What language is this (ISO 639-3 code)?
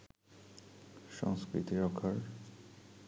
ben